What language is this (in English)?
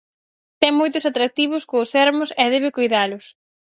Galician